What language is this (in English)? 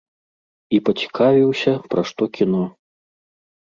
Belarusian